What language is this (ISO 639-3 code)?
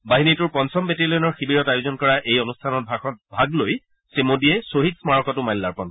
asm